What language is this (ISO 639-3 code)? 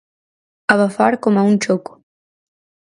glg